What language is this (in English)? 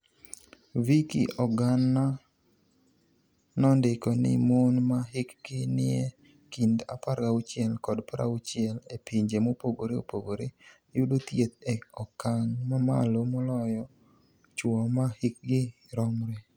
Luo (Kenya and Tanzania)